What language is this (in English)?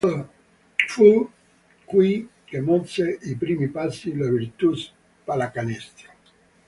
Italian